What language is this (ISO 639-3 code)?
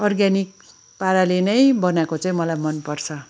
nep